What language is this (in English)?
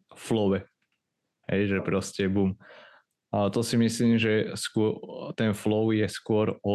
Slovak